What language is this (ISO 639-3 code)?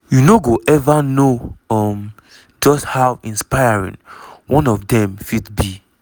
pcm